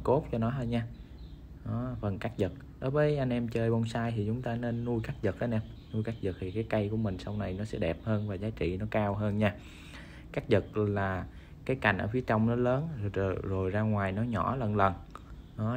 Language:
Vietnamese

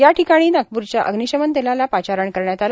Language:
Marathi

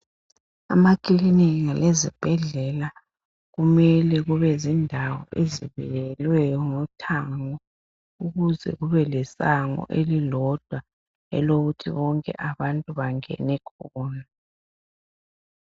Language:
North Ndebele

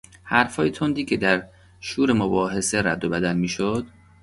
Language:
Persian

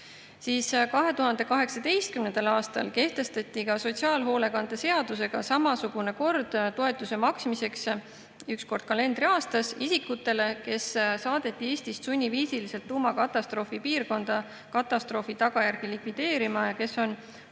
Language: Estonian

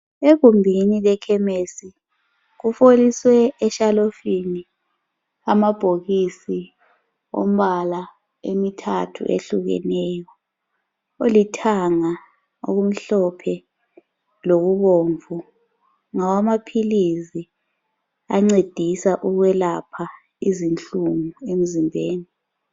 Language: North Ndebele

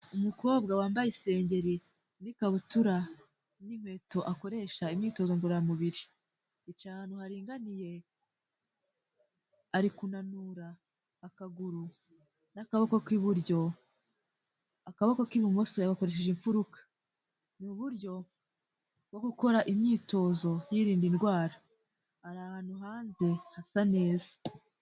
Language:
Kinyarwanda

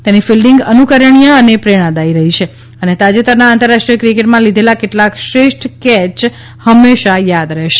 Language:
Gujarati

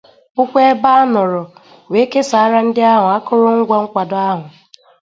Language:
Igbo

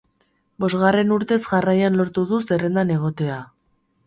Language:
Basque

